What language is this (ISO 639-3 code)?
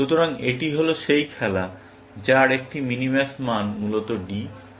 ben